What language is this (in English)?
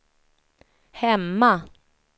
Swedish